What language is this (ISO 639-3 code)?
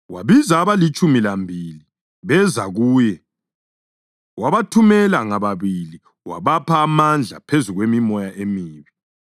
nde